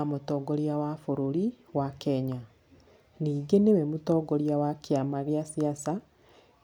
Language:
Kikuyu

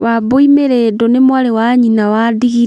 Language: Kikuyu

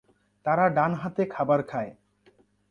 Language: Bangla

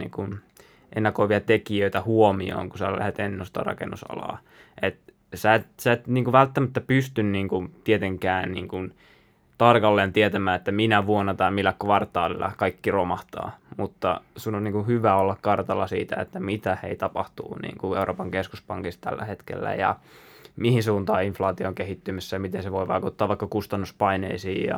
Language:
Finnish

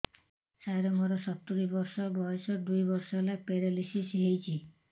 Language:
Odia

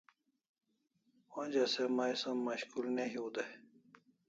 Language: Kalasha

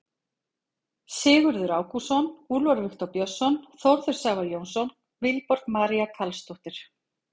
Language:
Icelandic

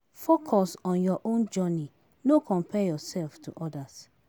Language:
Nigerian Pidgin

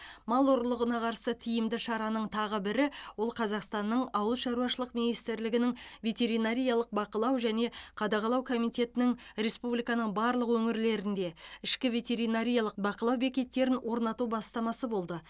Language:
Kazakh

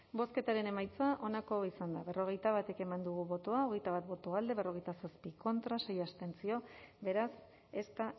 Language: Basque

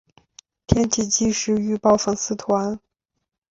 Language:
Chinese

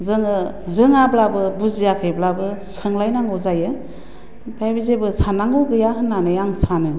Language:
Bodo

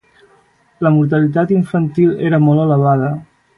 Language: Catalan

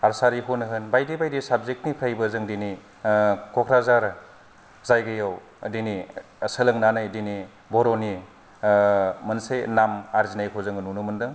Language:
Bodo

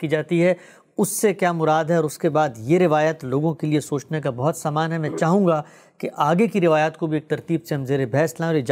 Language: Urdu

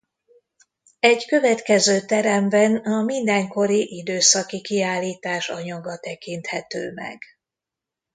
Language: Hungarian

